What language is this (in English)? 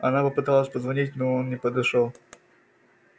Russian